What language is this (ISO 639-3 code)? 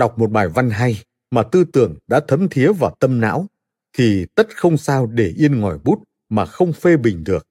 vie